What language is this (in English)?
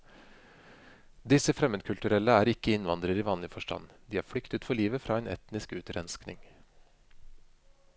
Norwegian